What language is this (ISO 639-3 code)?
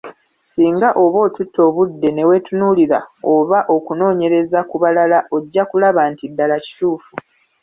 lug